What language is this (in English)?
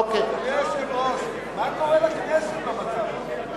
Hebrew